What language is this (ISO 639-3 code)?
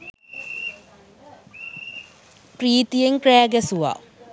sin